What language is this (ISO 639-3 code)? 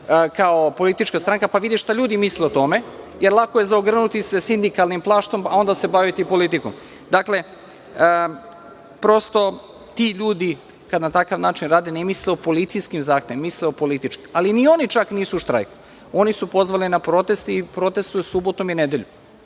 srp